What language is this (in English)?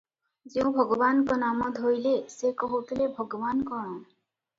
Odia